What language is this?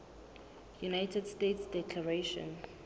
Southern Sotho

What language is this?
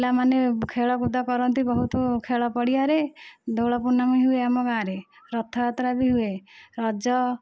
Odia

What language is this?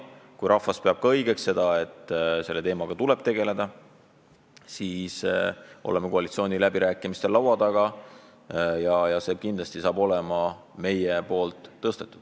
Estonian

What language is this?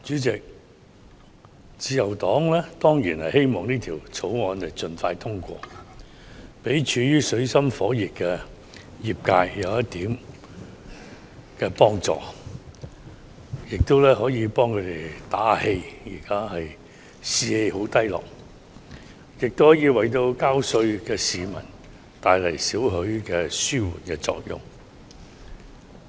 Cantonese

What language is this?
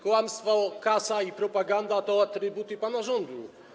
Polish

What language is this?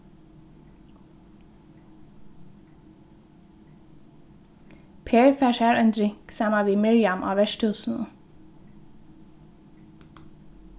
Faroese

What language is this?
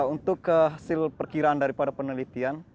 Indonesian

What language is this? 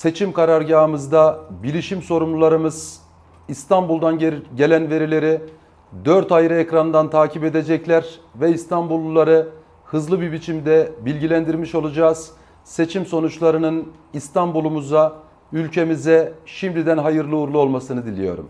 Turkish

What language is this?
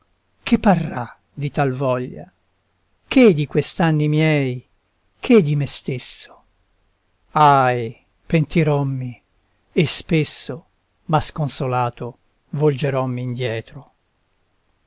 Italian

